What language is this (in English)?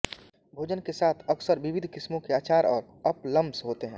Hindi